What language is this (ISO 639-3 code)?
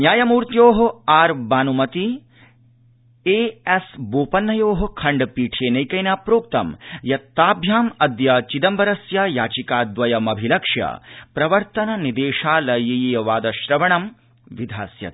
san